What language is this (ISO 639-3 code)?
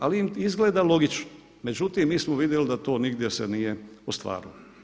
hrv